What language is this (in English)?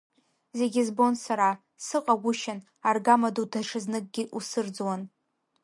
Abkhazian